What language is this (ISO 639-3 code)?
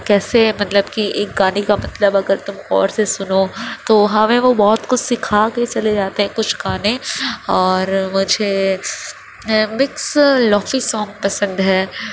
urd